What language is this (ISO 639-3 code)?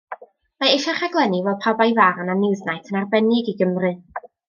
cym